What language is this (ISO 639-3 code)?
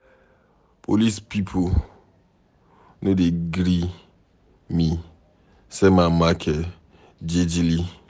pcm